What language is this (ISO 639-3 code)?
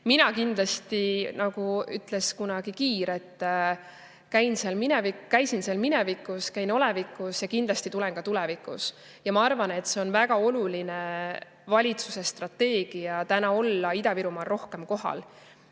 est